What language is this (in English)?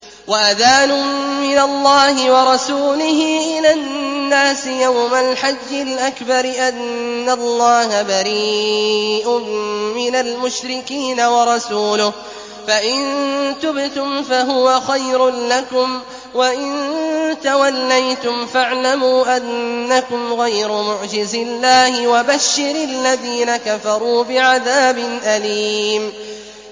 Arabic